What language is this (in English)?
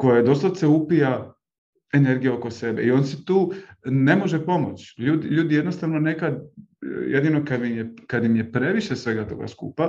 Croatian